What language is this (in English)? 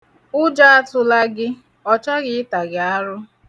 Igbo